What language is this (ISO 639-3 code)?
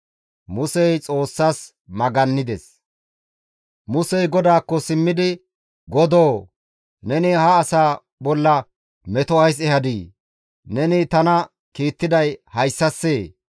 gmv